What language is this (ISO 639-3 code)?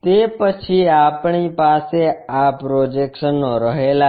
guj